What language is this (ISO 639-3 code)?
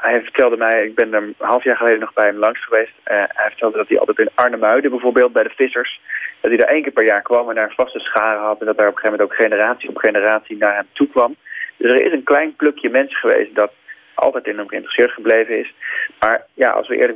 nld